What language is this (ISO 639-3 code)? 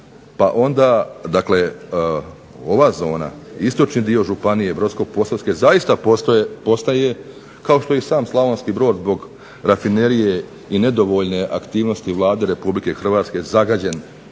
hrv